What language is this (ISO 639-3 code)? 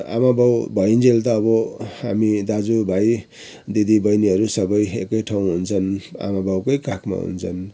nep